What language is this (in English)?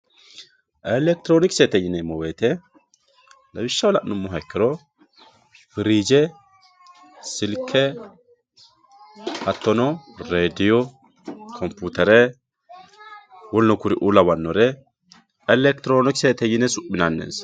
Sidamo